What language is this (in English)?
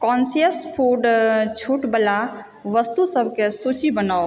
Maithili